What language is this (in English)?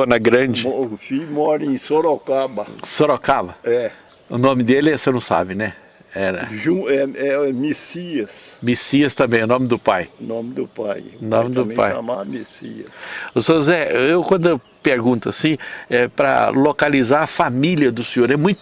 Portuguese